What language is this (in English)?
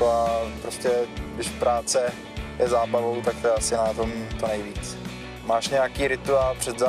Czech